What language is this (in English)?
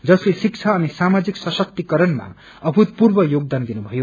Nepali